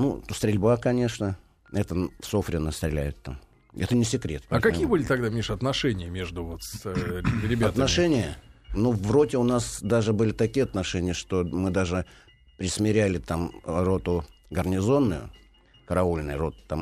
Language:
Russian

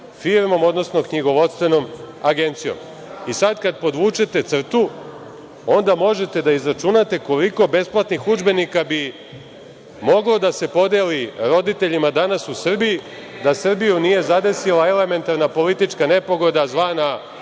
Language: Serbian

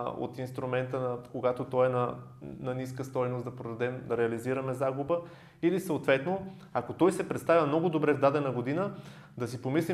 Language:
Bulgarian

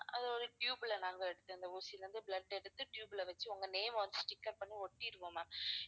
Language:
Tamil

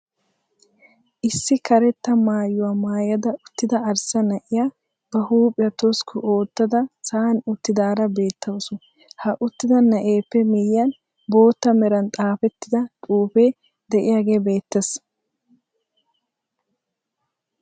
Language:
Wolaytta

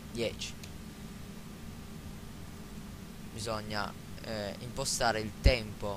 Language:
Italian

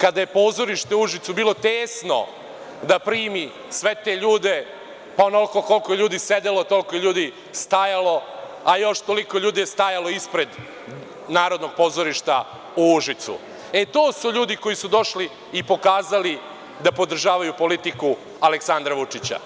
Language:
Serbian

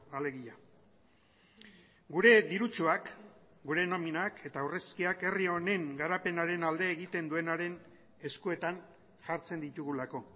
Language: Basque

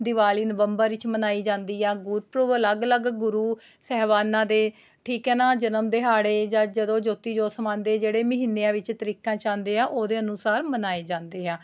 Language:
Punjabi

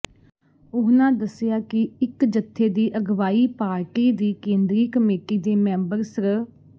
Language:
Punjabi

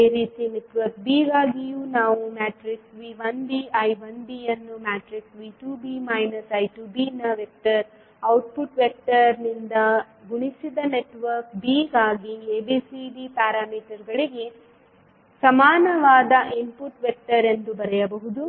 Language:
Kannada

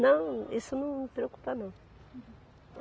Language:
Portuguese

